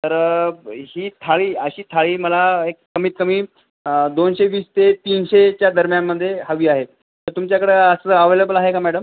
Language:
Marathi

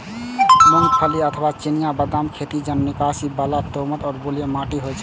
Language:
Maithili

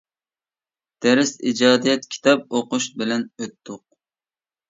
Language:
Uyghur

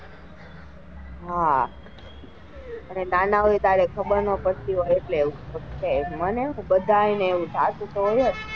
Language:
Gujarati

